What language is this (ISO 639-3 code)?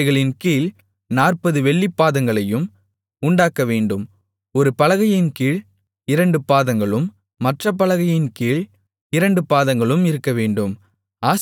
tam